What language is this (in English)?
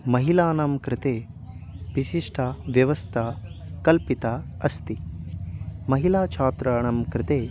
Sanskrit